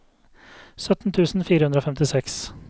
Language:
Norwegian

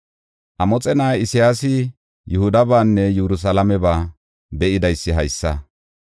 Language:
Gofa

